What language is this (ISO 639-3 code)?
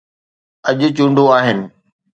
snd